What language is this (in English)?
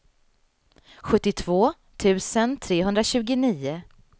Swedish